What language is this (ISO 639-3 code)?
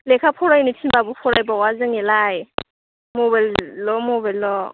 brx